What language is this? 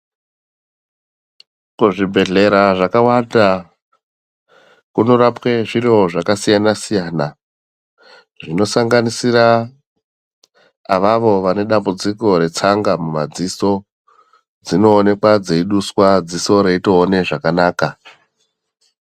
Ndau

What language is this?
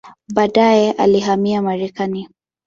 Swahili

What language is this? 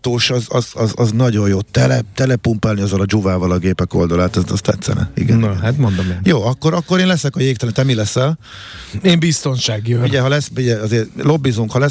Hungarian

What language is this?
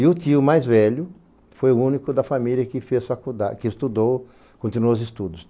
Portuguese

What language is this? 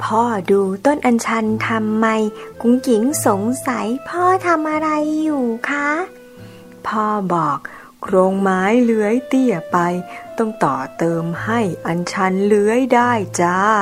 Thai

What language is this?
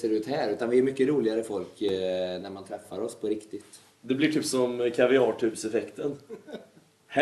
Swedish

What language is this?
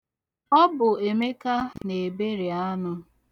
Igbo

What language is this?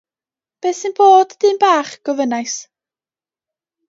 Welsh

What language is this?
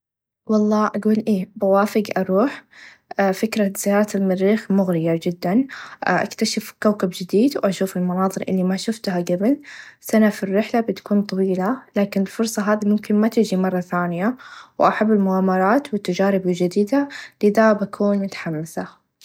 Najdi Arabic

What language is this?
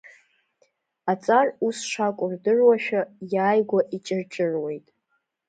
Abkhazian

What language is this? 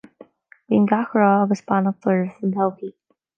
Irish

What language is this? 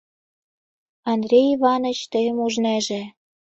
Mari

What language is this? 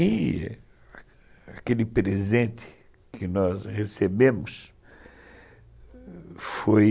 Portuguese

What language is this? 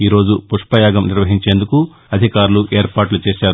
Telugu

